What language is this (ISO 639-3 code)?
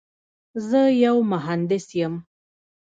pus